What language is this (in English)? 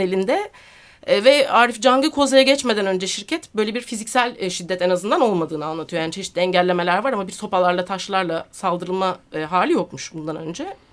Turkish